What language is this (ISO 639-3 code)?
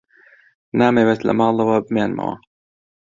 ckb